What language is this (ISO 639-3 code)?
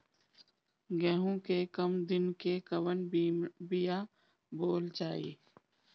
bho